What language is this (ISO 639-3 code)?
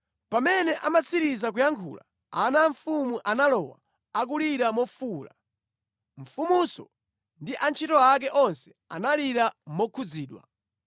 nya